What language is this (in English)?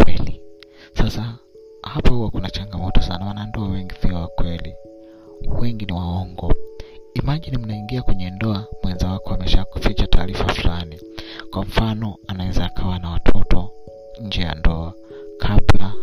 Swahili